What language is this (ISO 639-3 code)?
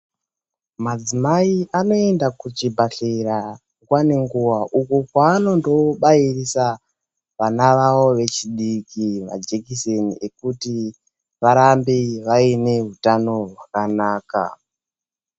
ndc